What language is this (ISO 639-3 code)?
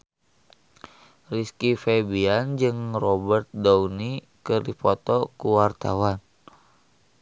sun